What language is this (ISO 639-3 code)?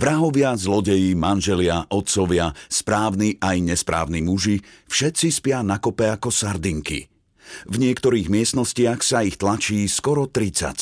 slk